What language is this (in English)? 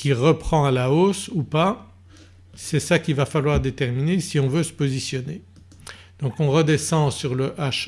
French